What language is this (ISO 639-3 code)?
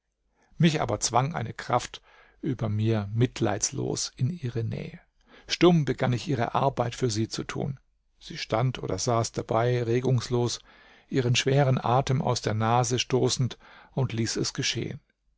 deu